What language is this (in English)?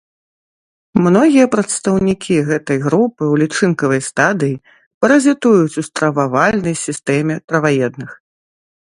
Belarusian